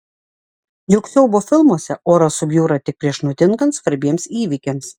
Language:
Lithuanian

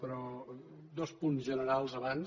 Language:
Catalan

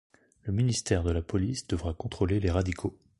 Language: French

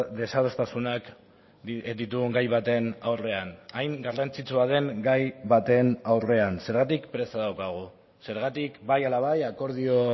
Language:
Basque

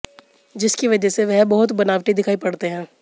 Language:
Hindi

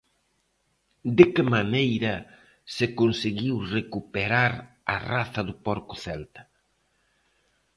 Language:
Galician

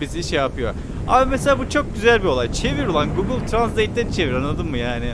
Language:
Turkish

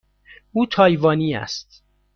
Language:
Persian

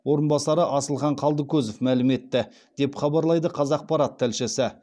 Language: Kazakh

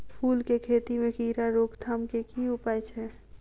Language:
Maithili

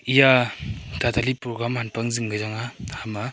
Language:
Wancho Naga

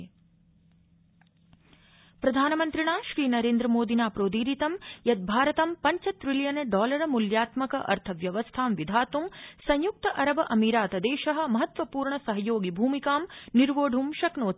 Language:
Sanskrit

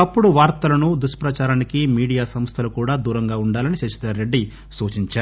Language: Telugu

